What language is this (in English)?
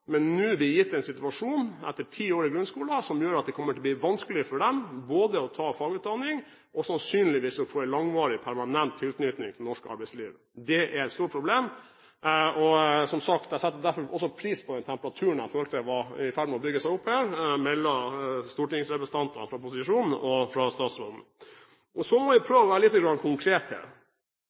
Norwegian Bokmål